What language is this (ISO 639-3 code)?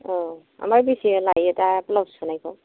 brx